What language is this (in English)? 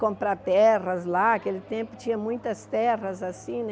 Portuguese